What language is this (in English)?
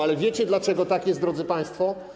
Polish